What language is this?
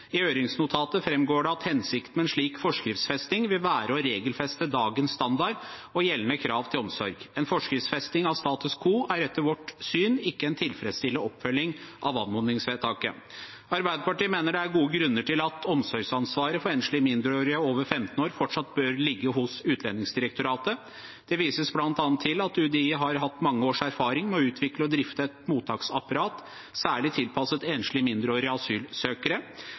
Norwegian Bokmål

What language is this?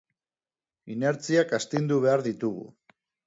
Basque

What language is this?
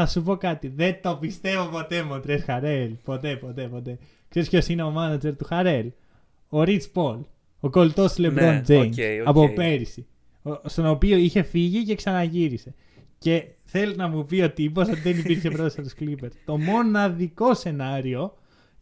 Greek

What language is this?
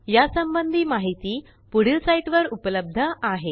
Marathi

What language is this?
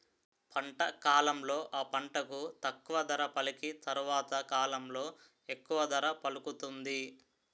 Telugu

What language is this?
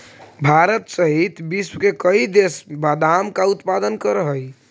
Magahi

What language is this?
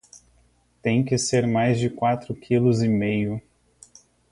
Portuguese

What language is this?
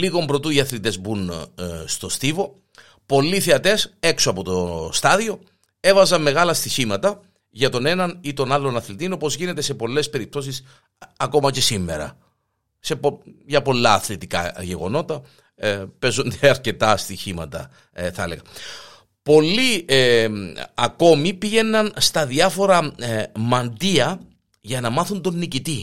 Greek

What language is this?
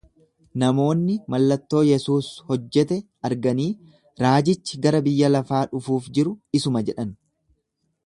Oromo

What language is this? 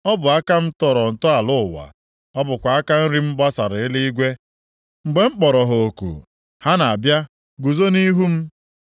Igbo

